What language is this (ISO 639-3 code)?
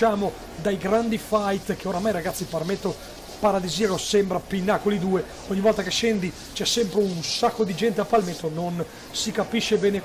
ita